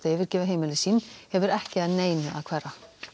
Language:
Icelandic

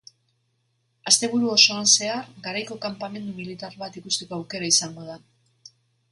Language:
Basque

